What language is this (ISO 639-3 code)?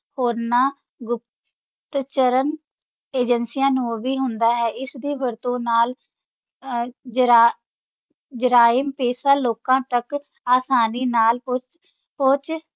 pan